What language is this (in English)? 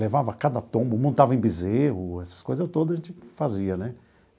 Portuguese